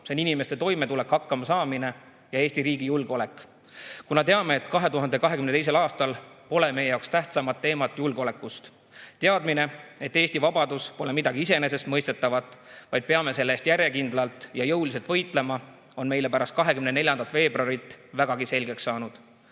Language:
Estonian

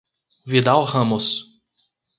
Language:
Portuguese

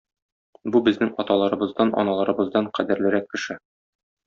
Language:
Tatar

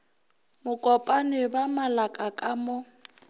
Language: Northern Sotho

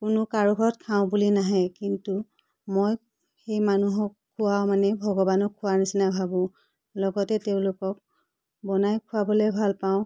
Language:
Assamese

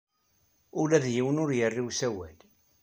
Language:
Kabyle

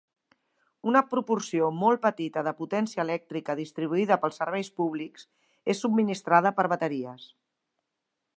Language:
Catalan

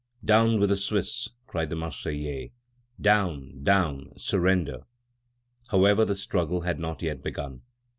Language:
English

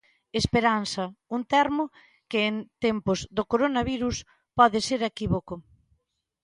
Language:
Galician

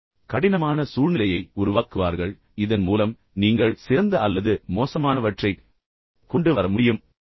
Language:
Tamil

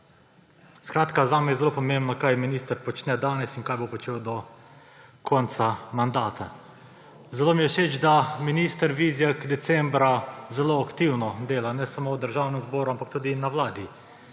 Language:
Slovenian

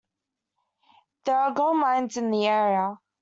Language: English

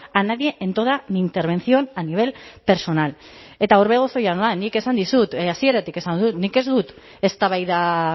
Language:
Basque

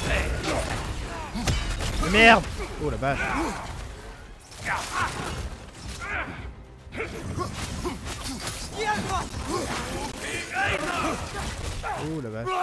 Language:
French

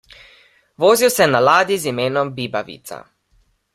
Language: Slovenian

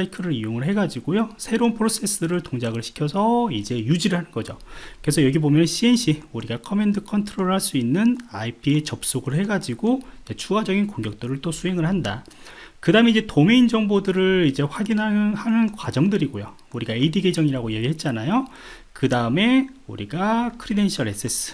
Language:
Korean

